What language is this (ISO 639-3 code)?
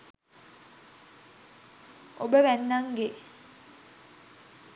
sin